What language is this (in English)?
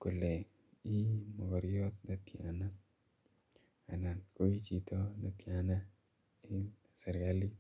Kalenjin